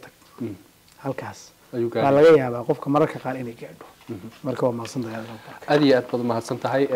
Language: Arabic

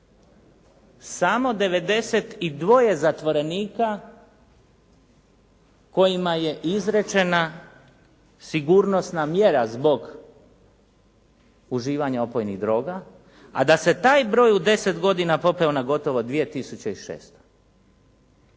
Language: Croatian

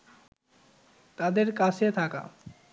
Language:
Bangla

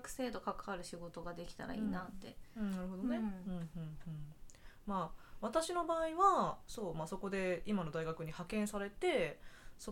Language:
Japanese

